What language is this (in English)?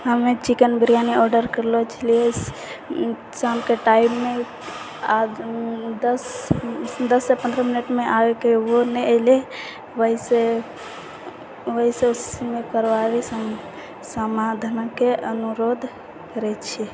Maithili